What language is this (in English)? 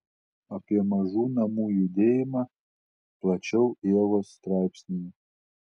Lithuanian